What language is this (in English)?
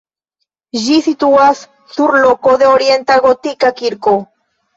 Esperanto